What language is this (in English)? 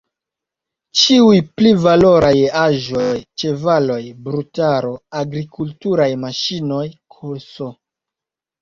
Esperanto